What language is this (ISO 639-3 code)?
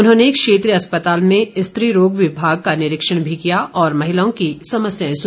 hin